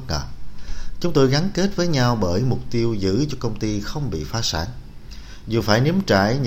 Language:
Vietnamese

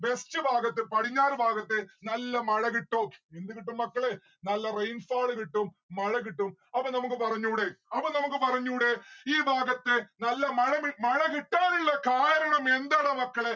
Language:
Malayalam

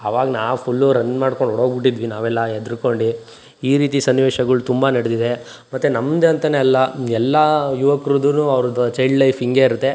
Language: Kannada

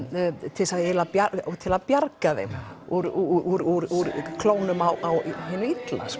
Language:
Icelandic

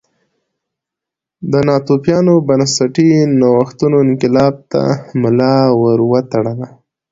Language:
Pashto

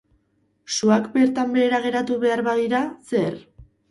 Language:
Basque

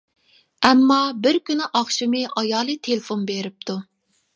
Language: Uyghur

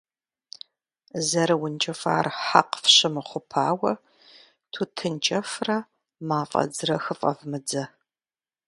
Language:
Kabardian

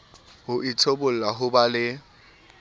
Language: Southern Sotho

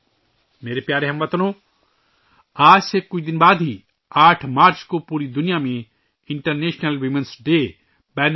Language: Urdu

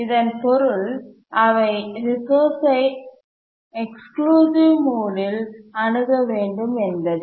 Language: Tamil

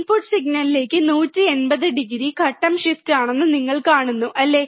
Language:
Malayalam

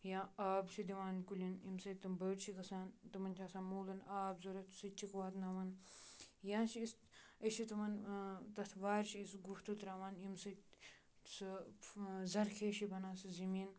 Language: Kashmiri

